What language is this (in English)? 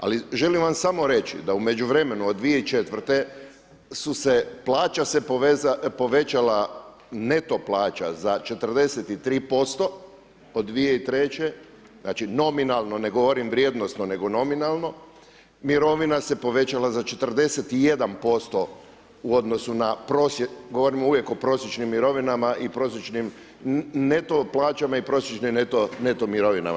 Croatian